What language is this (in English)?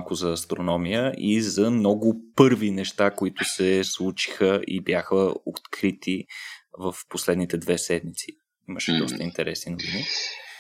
Bulgarian